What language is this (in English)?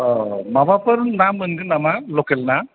Bodo